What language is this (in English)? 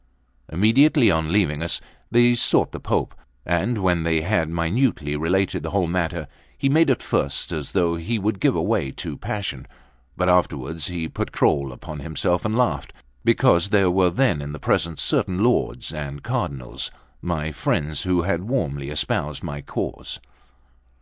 English